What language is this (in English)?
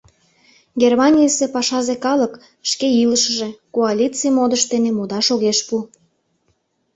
Mari